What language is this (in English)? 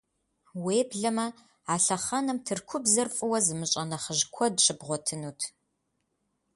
Kabardian